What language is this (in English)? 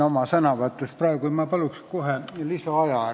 Estonian